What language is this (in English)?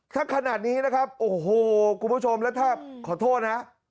Thai